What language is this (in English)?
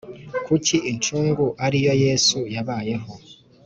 Kinyarwanda